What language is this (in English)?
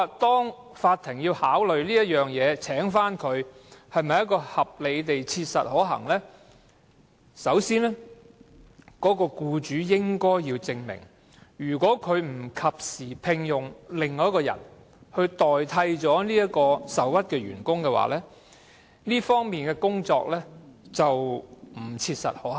Cantonese